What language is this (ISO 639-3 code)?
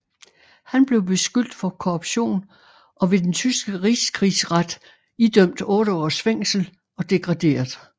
dan